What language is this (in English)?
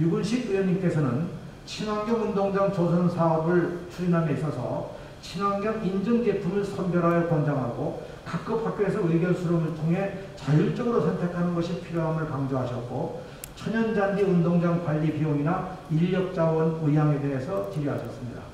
Korean